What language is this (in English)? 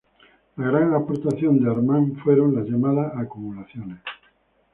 Spanish